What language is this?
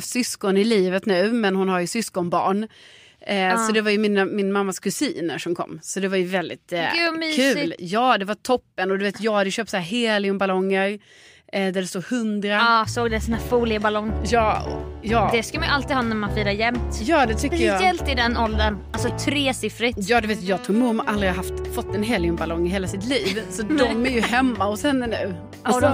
Swedish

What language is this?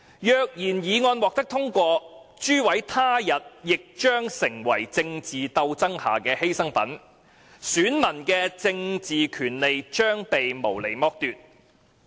Cantonese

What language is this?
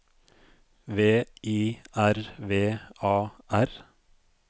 Norwegian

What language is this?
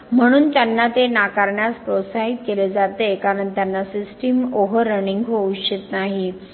Marathi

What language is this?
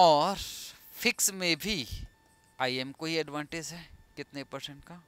Hindi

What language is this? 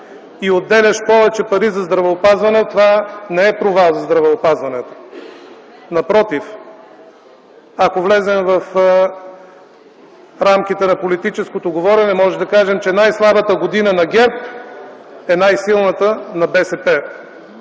Bulgarian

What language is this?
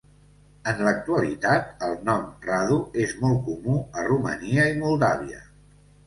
Catalan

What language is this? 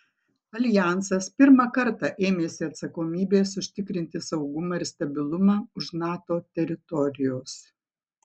Lithuanian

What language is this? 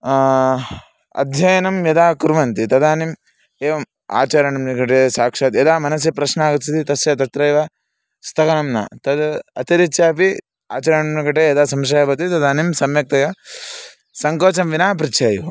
Sanskrit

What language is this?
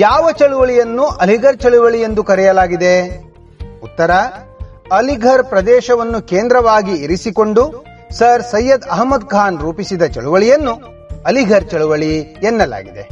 Kannada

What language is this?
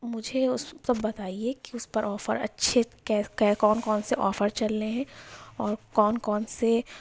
Urdu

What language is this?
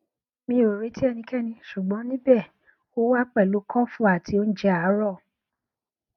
Yoruba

